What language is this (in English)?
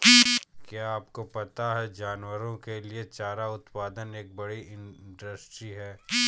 Hindi